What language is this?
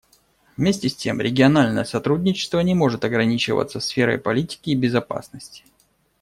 Russian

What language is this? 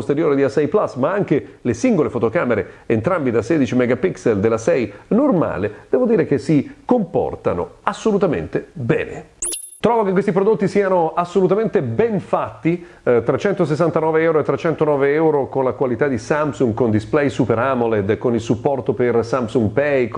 Italian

